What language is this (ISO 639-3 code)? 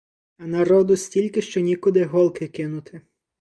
ukr